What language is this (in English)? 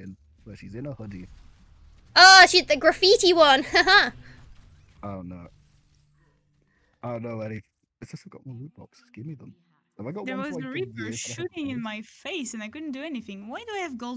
English